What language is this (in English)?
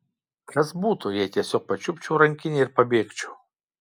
Lithuanian